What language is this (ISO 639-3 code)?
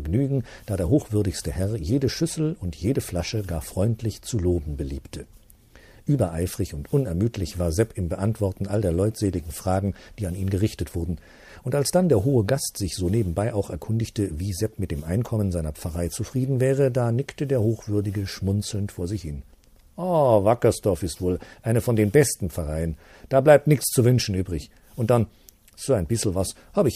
deu